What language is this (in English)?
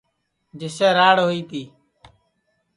Sansi